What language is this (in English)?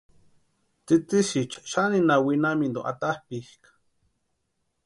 Western Highland Purepecha